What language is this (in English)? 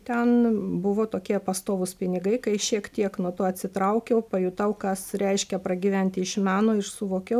Lithuanian